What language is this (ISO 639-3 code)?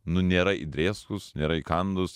lit